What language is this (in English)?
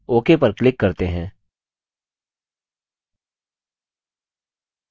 Hindi